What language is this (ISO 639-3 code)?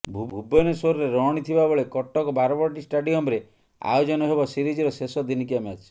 ori